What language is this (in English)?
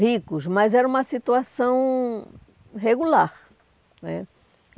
Portuguese